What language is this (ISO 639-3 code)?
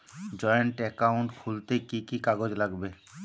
ben